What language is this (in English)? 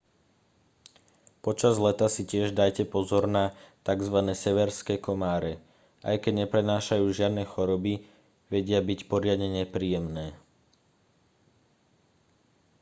Slovak